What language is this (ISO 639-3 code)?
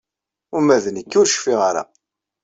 kab